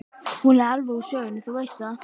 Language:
Icelandic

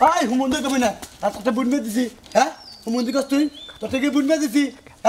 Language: Arabic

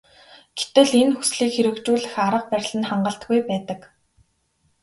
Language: Mongolian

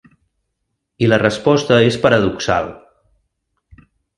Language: Catalan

